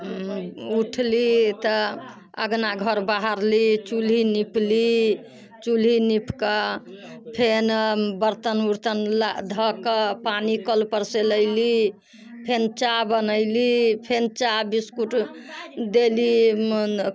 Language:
Maithili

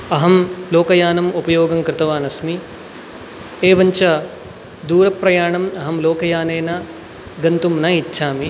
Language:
Sanskrit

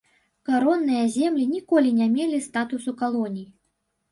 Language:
Belarusian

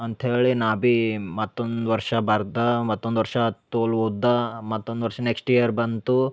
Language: Kannada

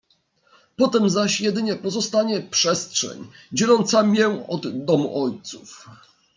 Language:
Polish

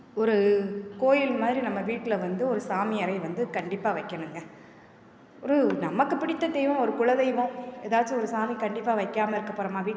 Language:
Tamil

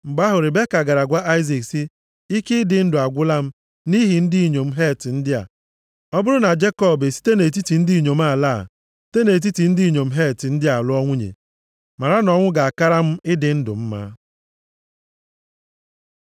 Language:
Igbo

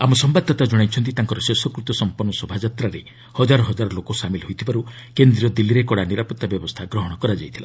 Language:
Odia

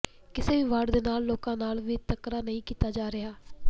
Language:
Punjabi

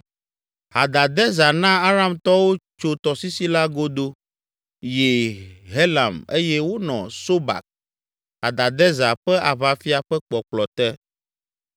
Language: Ewe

